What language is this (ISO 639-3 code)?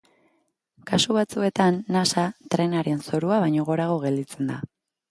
eus